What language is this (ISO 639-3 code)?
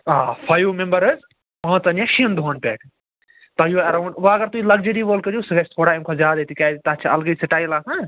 kas